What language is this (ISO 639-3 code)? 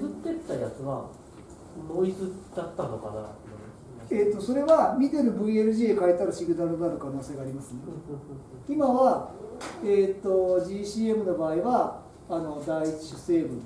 jpn